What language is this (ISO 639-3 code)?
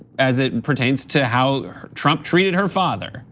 eng